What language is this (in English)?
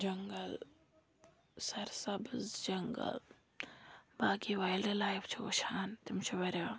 Kashmiri